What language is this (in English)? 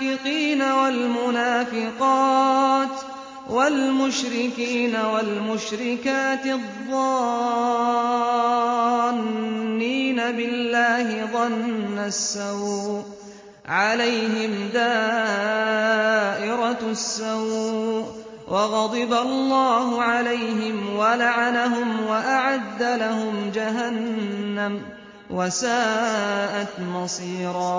Arabic